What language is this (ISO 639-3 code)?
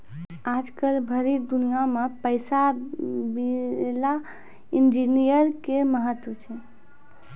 mai